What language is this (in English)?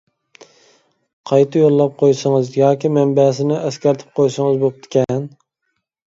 Uyghur